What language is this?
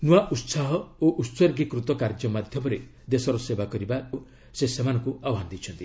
Odia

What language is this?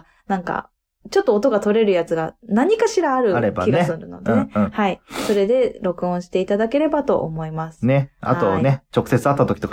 Japanese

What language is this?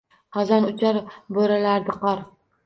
Uzbek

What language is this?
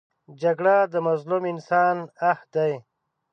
Pashto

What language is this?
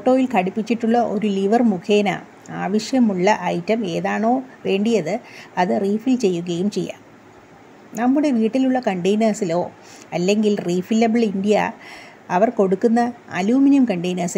Malayalam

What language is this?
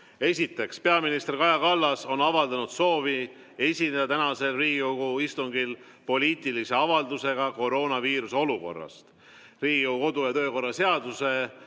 Estonian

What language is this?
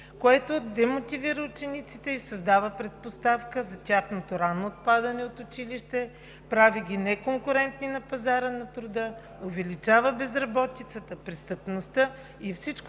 Bulgarian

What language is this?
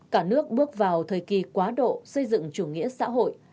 Vietnamese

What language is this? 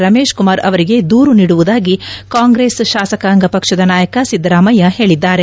Kannada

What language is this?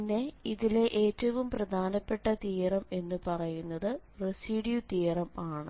Malayalam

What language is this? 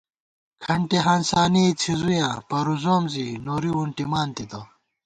Gawar-Bati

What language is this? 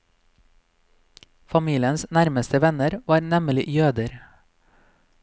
Norwegian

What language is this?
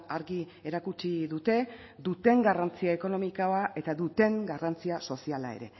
Basque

